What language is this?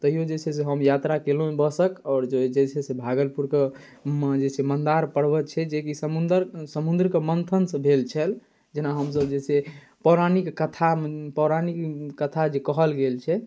Maithili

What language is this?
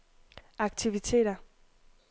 Danish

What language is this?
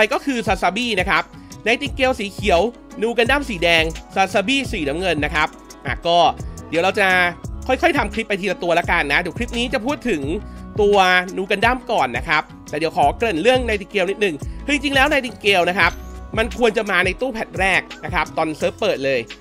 Thai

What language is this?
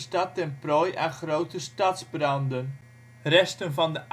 Dutch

